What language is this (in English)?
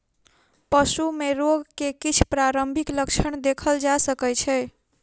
Maithili